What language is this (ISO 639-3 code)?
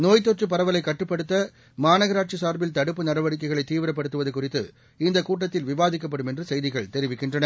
tam